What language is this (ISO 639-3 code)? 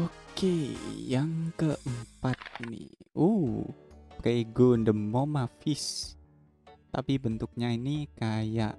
ind